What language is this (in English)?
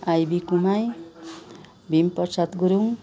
Nepali